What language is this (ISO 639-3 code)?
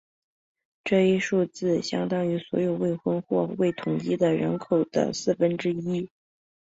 zho